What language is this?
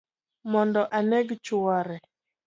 Luo (Kenya and Tanzania)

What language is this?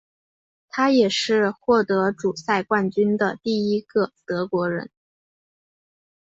Chinese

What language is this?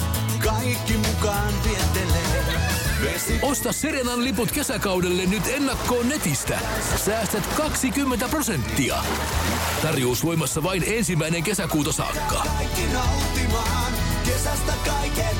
Finnish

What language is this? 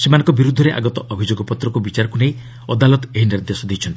Odia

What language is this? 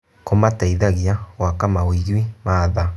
Kikuyu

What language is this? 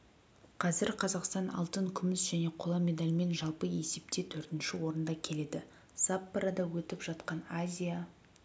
Kazakh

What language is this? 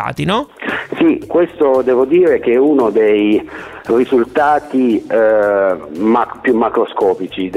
Italian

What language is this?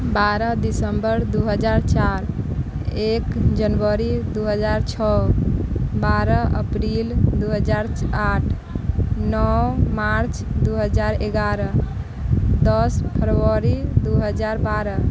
Maithili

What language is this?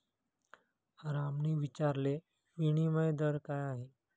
Marathi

